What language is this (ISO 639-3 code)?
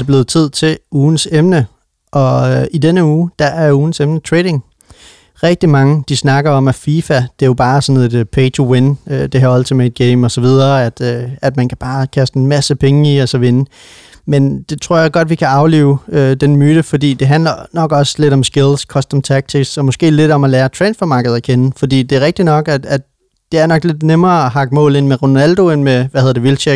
dan